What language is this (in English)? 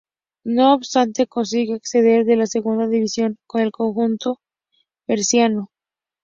Spanish